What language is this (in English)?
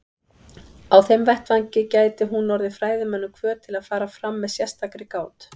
Icelandic